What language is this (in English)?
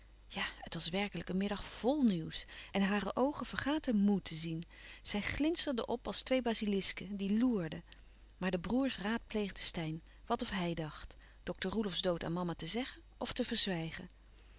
Dutch